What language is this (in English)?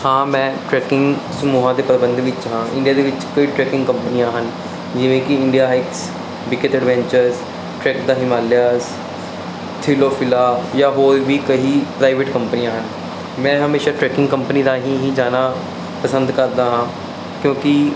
Punjabi